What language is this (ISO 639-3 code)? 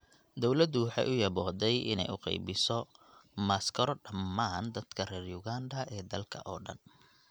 som